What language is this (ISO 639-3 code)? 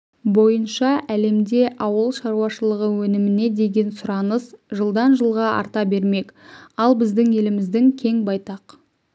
kaz